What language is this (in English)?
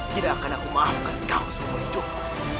Indonesian